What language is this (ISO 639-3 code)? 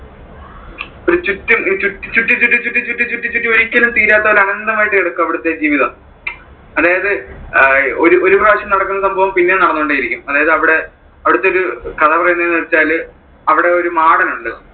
mal